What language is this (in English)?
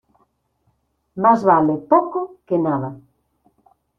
Spanish